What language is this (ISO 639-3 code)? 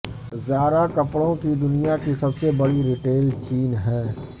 urd